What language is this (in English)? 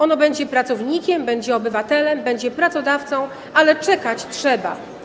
Polish